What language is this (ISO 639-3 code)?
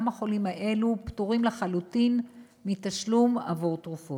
heb